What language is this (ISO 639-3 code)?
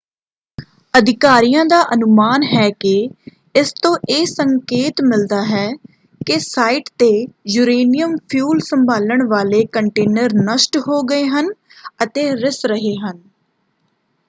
pan